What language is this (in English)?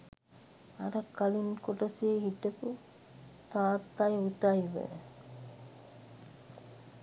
Sinhala